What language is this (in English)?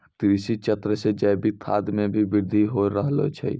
Maithili